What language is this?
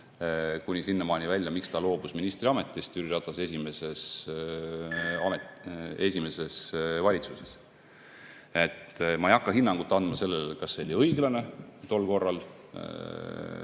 Estonian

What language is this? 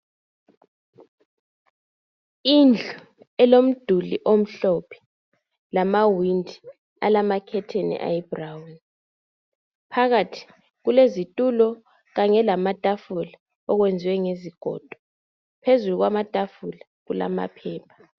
North Ndebele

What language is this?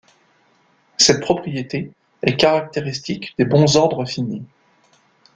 French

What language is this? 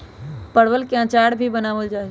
Magahi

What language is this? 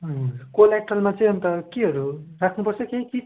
Nepali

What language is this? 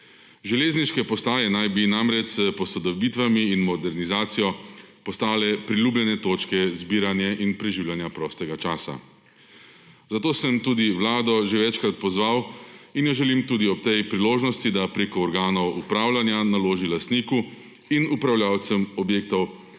Slovenian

